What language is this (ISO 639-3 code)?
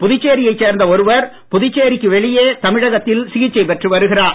tam